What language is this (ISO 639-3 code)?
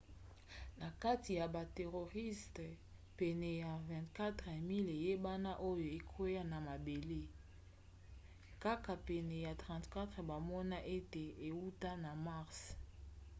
lin